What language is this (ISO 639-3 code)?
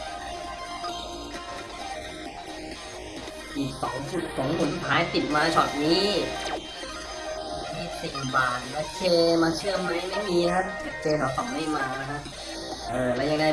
tha